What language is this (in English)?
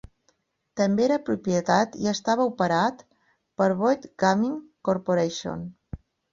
Catalan